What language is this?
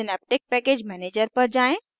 Hindi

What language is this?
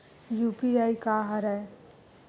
Chhattisgarhi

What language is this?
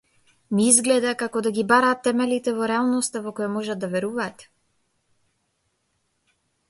Macedonian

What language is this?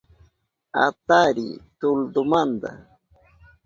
Southern Pastaza Quechua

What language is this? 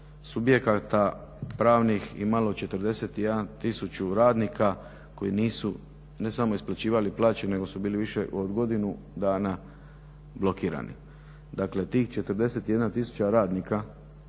Croatian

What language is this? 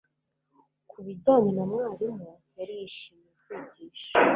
Kinyarwanda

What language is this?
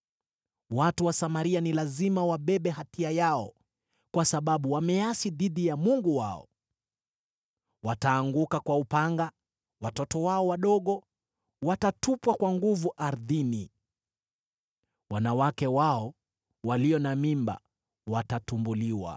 Swahili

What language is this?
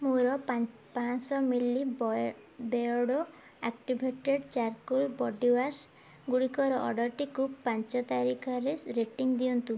Odia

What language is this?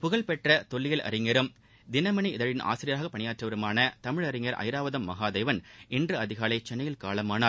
Tamil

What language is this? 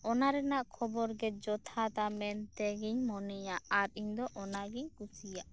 Santali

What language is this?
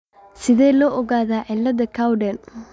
Somali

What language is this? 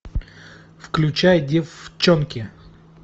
Russian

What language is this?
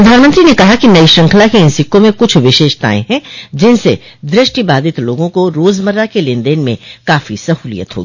Hindi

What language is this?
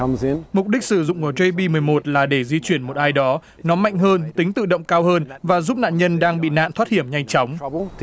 Vietnamese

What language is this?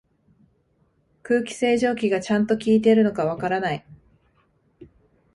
Japanese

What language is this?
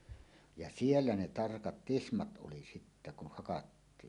Finnish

